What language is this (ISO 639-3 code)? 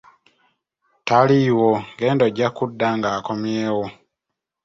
lug